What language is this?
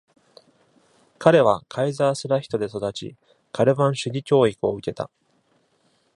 Japanese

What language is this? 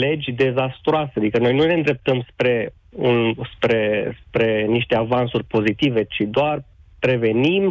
Romanian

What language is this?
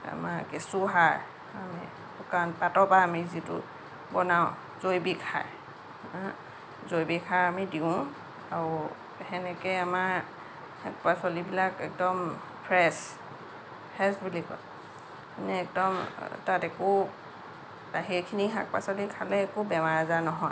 Assamese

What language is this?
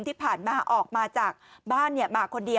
Thai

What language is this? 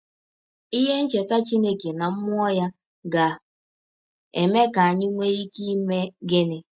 Igbo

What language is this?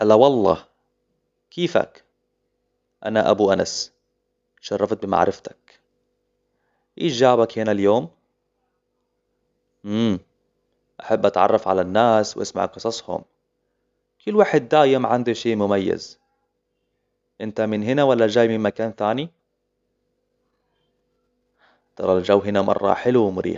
Hijazi Arabic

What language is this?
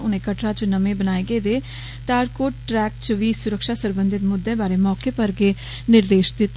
Dogri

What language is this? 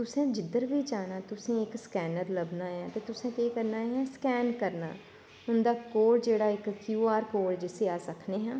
Dogri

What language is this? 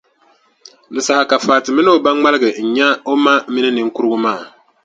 Dagbani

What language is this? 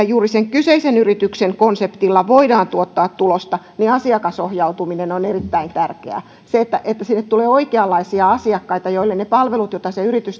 Finnish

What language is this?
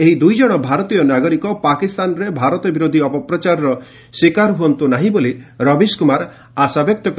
Odia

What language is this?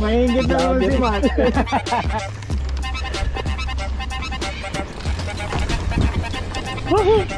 Filipino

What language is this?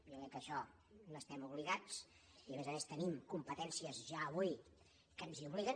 Catalan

